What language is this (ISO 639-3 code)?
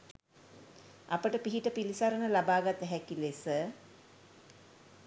sin